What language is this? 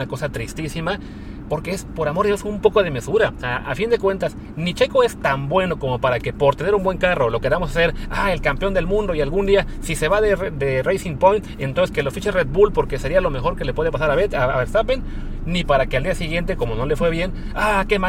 Spanish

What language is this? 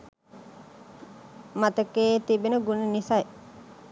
Sinhala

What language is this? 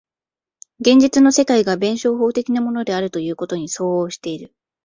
Japanese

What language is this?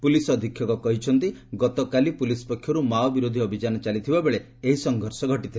Odia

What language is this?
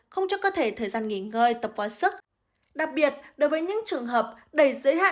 Vietnamese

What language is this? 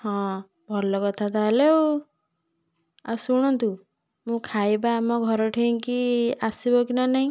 Odia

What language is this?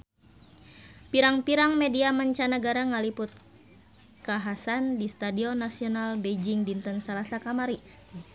Sundanese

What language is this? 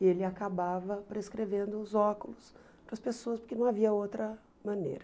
Portuguese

